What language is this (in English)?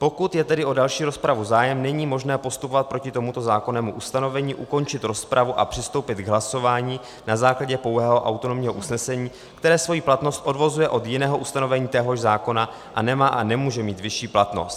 Czech